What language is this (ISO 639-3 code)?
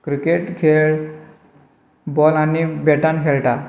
kok